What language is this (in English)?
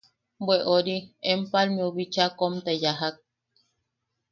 Yaqui